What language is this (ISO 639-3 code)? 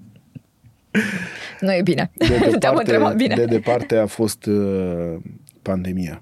ron